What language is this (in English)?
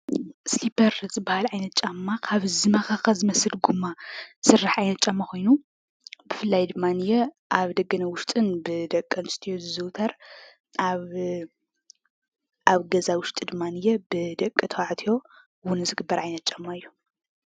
Tigrinya